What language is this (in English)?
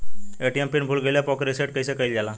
Bhojpuri